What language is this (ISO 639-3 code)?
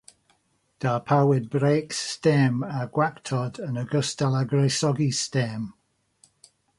cym